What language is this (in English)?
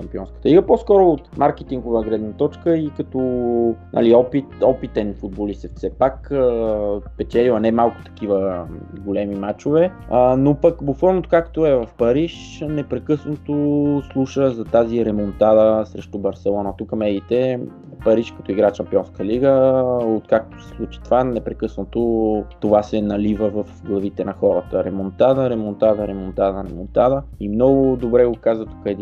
Bulgarian